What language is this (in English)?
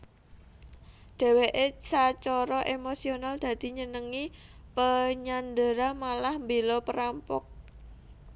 Javanese